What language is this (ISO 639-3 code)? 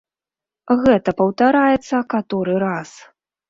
bel